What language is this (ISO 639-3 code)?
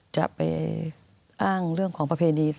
tha